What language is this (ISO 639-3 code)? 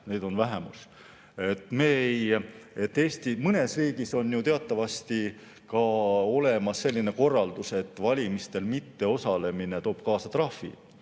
est